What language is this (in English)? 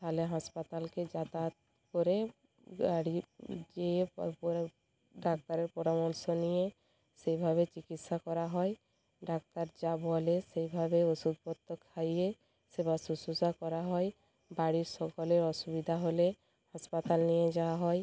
Bangla